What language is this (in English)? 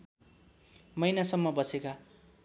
Nepali